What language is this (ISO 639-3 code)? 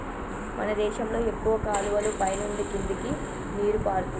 tel